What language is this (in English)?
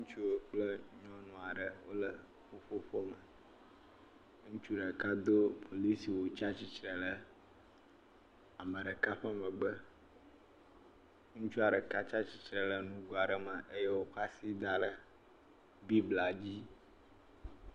Ewe